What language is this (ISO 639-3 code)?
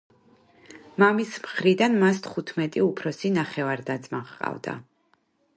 kat